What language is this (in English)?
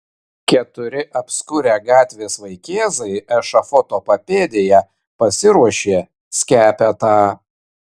Lithuanian